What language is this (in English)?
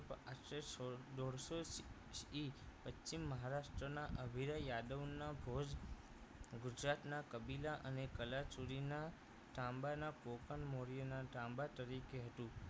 Gujarati